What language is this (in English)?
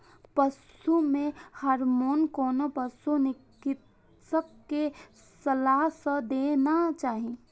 Maithili